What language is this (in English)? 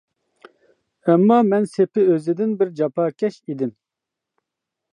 Uyghur